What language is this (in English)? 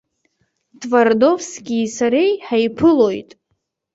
Abkhazian